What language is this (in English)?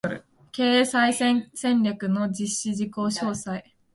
Japanese